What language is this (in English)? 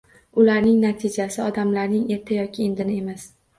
Uzbek